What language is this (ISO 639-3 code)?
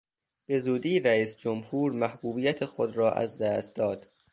fas